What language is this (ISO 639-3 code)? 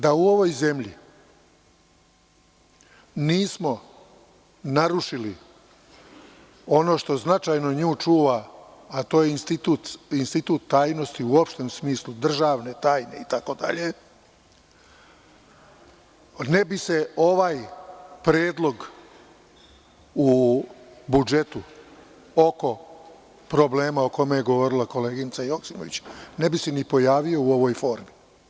srp